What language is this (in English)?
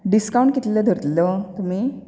Konkani